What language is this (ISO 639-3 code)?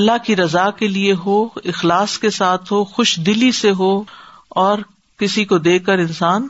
urd